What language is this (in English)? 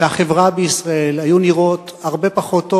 Hebrew